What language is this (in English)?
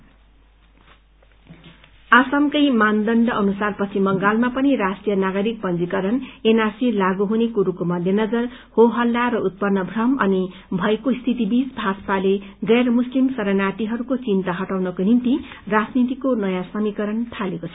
Nepali